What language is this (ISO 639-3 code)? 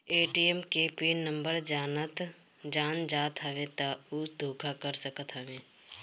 bho